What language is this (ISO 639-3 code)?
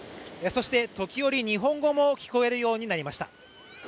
jpn